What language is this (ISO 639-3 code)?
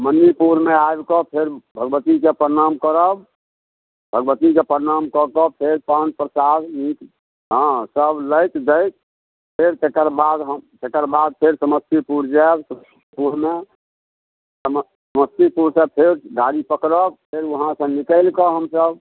mai